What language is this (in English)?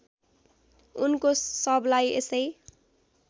Nepali